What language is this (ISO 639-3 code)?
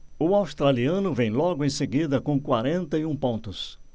por